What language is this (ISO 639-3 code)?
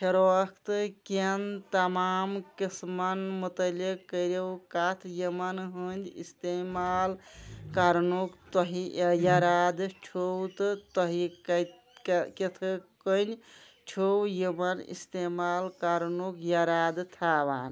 kas